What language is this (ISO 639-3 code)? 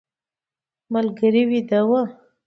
pus